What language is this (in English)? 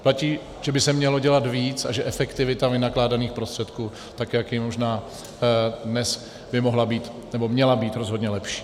Czech